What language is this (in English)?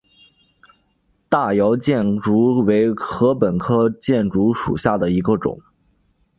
Chinese